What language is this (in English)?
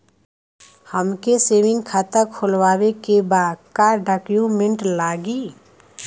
Bhojpuri